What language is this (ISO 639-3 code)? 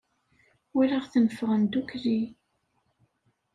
kab